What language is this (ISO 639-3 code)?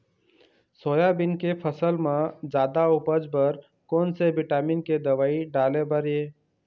hne